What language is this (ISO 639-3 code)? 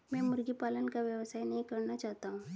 hin